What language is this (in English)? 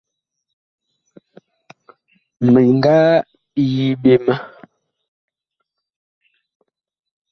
Bakoko